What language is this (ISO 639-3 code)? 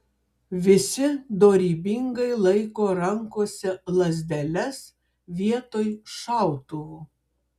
lit